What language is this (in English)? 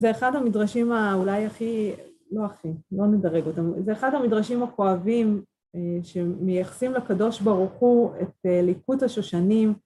Hebrew